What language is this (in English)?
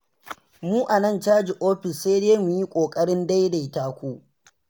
Hausa